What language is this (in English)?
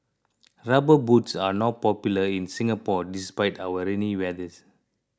English